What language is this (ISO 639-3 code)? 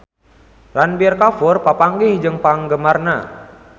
sun